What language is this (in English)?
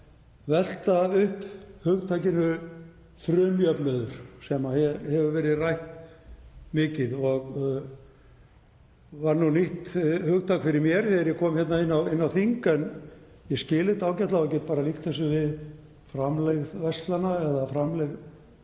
Icelandic